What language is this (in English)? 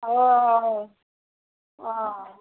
Kashmiri